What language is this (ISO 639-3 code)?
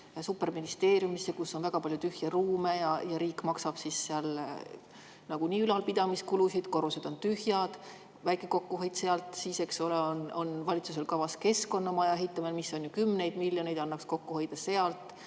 est